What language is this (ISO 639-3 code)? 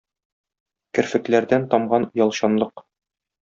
tat